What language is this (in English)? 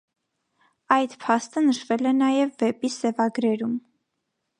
Armenian